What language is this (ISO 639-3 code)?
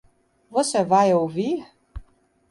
por